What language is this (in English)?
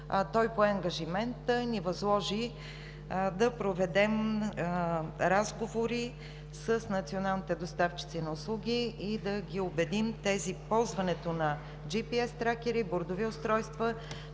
Bulgarian